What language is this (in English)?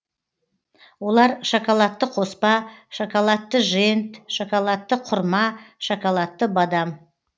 Kazakh